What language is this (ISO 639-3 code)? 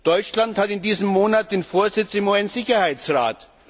deu